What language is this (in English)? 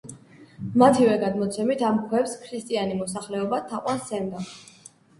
Georgian